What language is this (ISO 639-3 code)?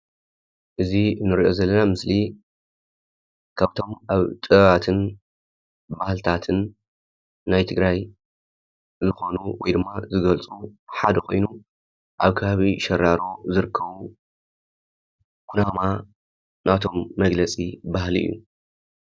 tir